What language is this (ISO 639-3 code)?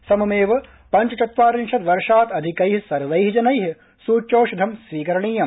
san